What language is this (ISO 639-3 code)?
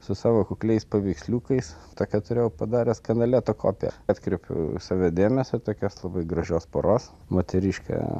lit